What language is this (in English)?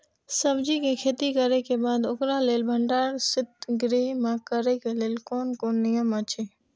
Maithili